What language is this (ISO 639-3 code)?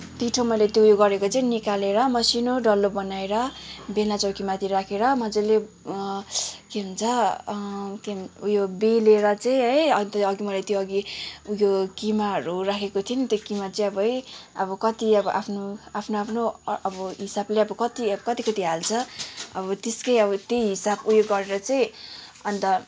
nep